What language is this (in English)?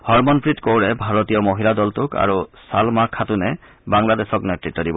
Assamese